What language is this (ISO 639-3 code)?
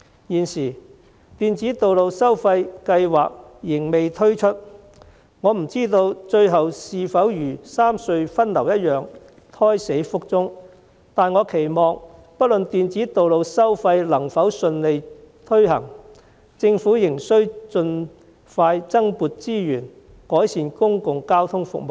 yue